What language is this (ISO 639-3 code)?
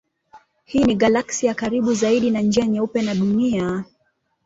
swa